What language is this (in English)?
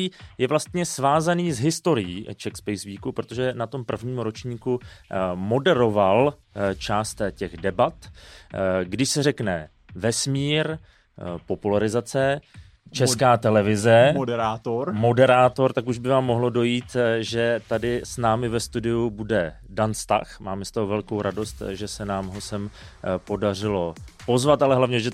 Czech